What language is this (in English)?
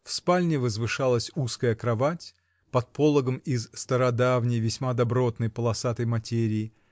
Russian